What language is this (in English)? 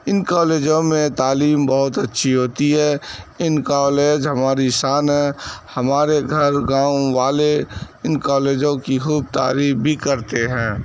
Urdu